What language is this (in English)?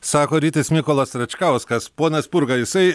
Lithuanian